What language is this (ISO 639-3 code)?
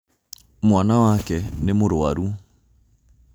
kik